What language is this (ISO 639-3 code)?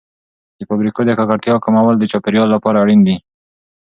pus